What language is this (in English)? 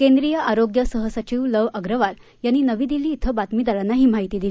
Marathi